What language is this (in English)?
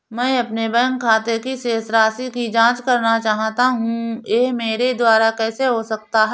Hindi